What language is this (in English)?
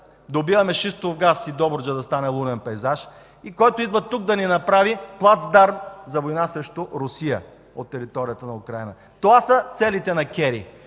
Bulgarian